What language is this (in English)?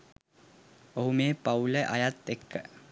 Sinhala